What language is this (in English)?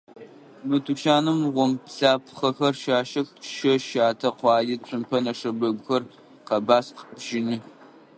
Adyghe